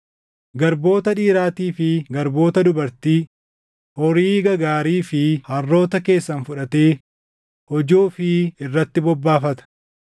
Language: Oromo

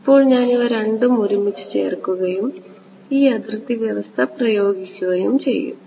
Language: Malayalam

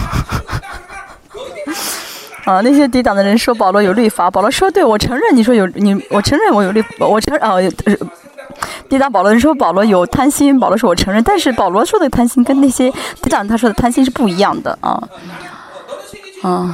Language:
Chinese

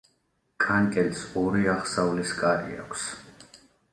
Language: Georgian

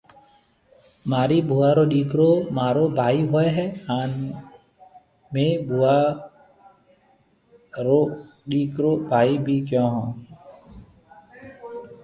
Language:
Marwari (Pakistan)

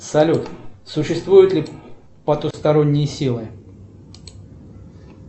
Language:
Russian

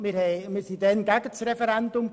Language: Swiss German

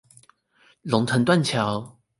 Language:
Chinese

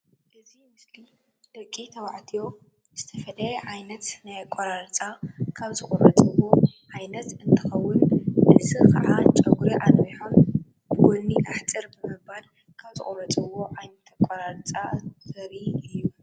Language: Tigrinya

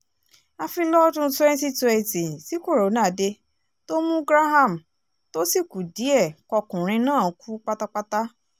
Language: Yoruba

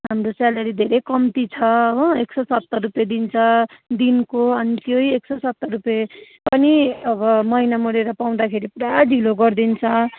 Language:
Nepali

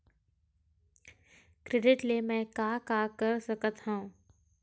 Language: Chhattisgarhi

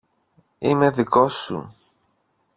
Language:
Greek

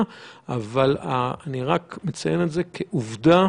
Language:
Hebrew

